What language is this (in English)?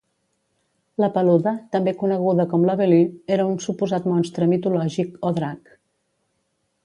Catalan